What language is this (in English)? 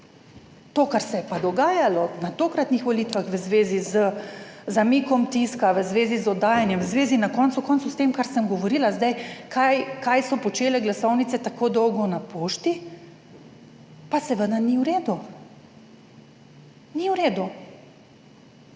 Slovenian